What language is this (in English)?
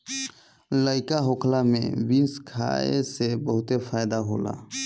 Bhojpuri